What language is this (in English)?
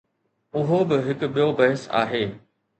Sindhi